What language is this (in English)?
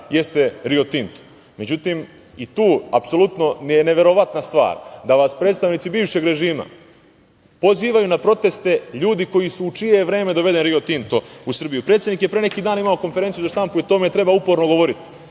Serbian